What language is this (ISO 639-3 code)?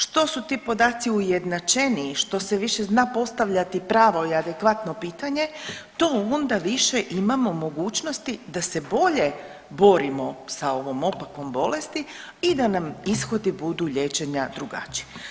hrv